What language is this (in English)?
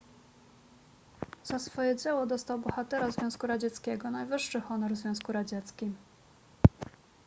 Polish